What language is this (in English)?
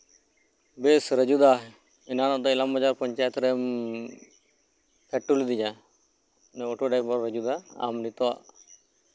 Santali